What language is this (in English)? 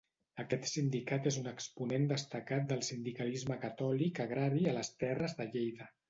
Catalan